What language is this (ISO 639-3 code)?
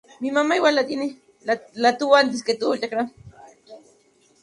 spa